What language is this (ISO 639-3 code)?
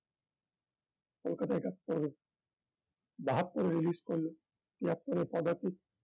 ben